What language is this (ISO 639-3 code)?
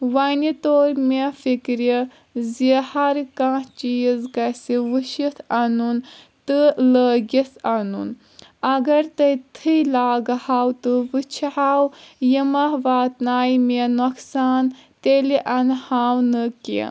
kas